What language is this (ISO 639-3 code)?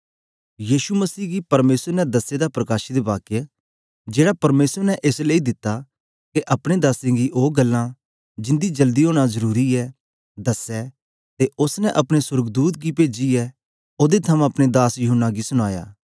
doi